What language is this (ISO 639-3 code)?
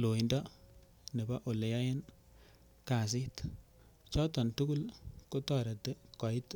kln